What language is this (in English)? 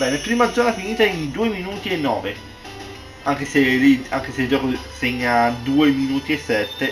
Italian